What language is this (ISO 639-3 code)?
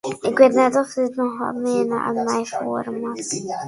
fry